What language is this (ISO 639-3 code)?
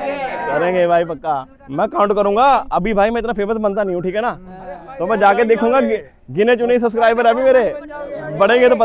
hin